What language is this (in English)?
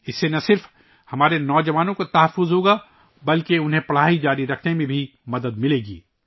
Urdu